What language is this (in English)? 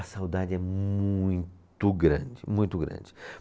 Portuguese